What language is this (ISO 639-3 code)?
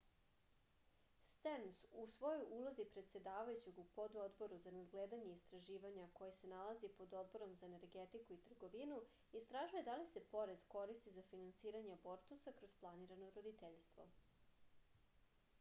srp